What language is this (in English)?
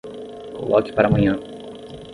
Portuguese